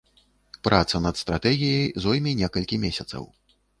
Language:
Belarusian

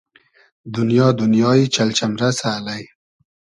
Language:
Hazaragi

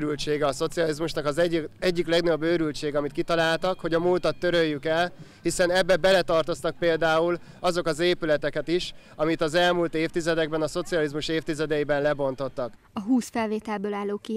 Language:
Hungarian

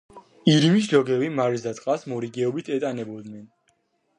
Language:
Georgian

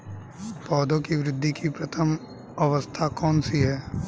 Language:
Hindi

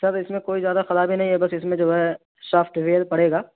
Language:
Urdu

